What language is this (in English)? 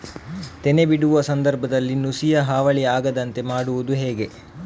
Kannada